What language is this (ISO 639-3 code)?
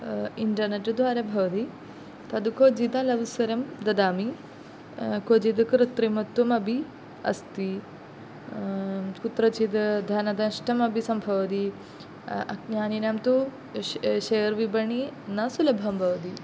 san